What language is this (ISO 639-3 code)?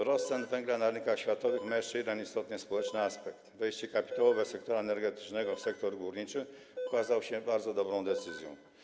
pol